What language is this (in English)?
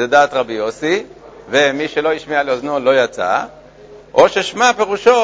Hebrew